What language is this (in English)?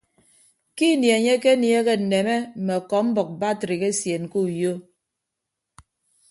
Ibibio